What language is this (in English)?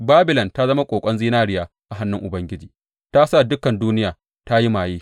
Hausa